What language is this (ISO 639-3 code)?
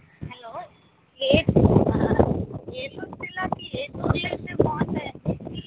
tel